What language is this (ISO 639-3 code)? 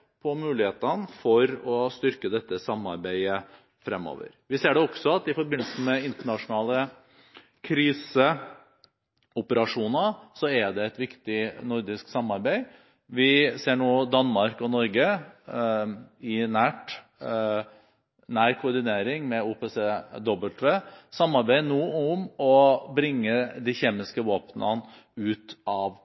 nob